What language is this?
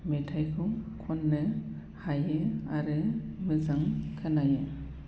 Bodo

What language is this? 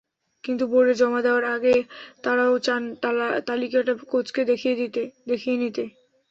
Bangla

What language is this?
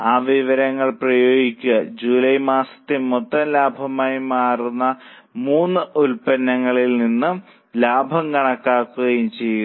Malayalam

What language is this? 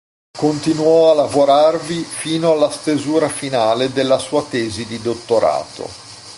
Italian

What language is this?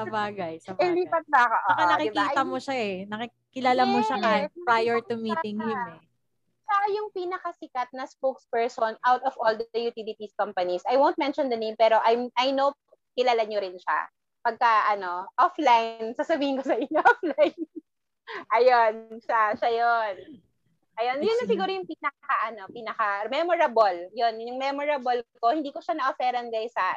Filipino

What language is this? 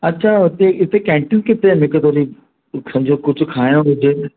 Sindhi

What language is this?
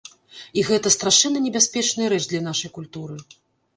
Belarusian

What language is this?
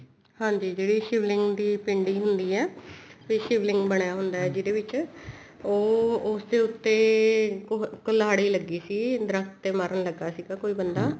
Punjabi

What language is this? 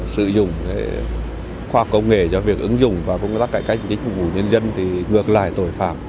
Vietnamese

